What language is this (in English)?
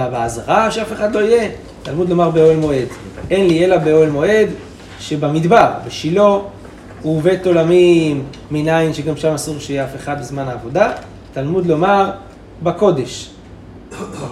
Hebrew